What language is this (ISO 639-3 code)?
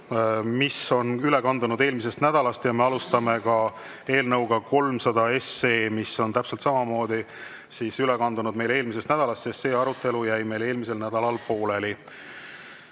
est